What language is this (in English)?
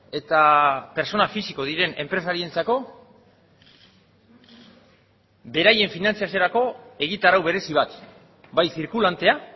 Basque